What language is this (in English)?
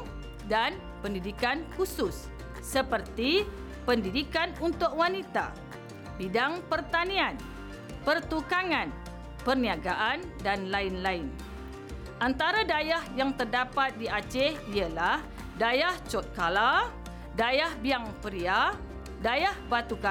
Malay